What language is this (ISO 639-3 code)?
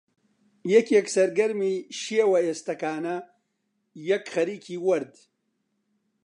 ckb